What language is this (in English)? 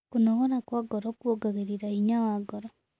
Kikuyu